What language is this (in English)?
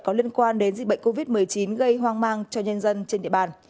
Vietnamese